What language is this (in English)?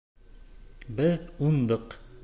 Bashkir